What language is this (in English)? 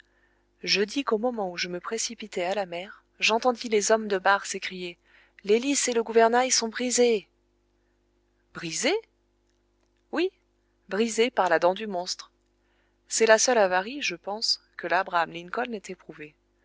French